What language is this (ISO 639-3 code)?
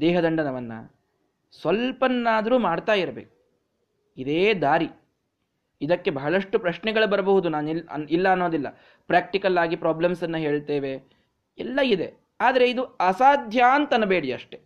kan